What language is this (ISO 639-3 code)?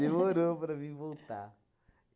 por